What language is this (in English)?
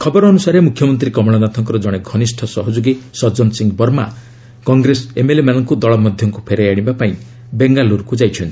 Odia